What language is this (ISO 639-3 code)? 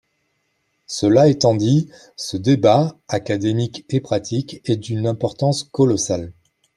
fra